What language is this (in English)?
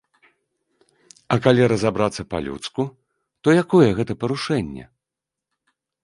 Belarusian